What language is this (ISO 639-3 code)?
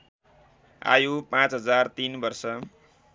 nep